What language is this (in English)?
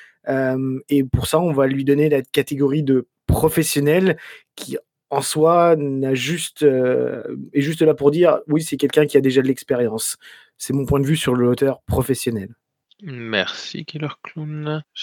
French